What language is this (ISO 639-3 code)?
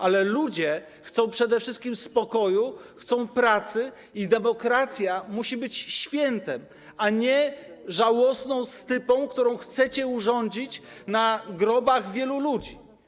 pol